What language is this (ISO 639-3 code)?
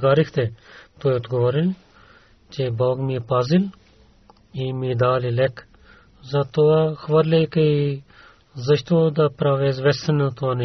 bul